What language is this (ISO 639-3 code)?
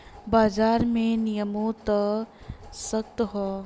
bho